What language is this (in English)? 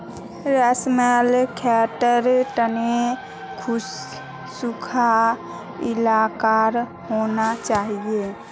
Magahi